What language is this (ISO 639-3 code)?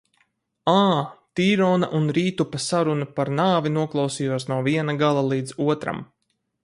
lav